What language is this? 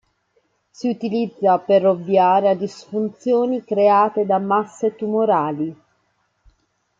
Italian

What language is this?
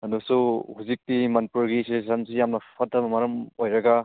Manipuri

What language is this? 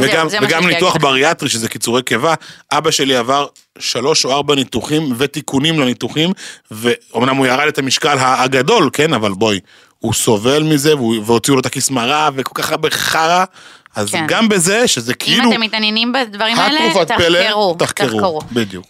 Hebrew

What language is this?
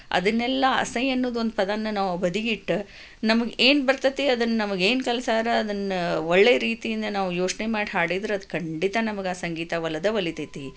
Kannada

